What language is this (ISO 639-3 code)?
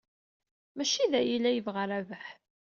kab